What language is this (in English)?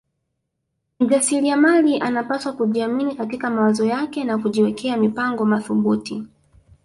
Swahili